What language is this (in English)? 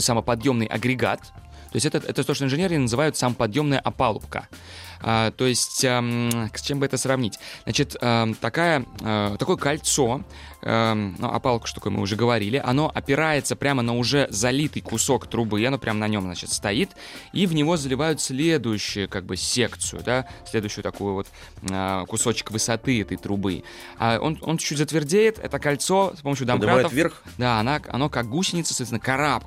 Russian